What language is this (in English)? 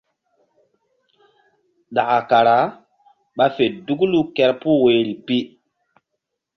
Mbum